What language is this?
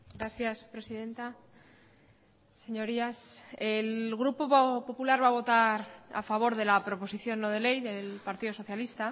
Spanish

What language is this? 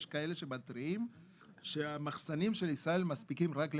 Hebrew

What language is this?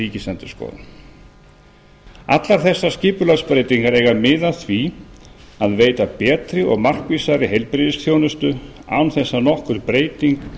Icelandic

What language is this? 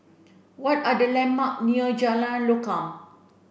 English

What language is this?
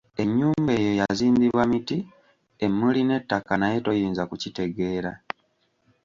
Ganda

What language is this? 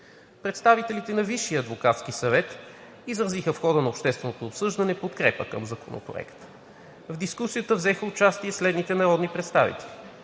Bulgarian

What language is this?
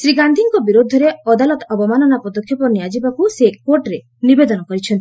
Odia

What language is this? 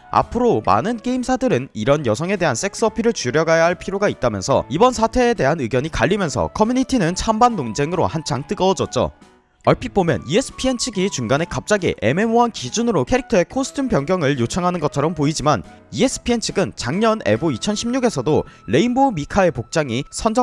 Korean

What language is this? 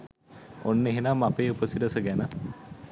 Sinhala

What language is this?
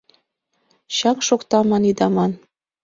Mari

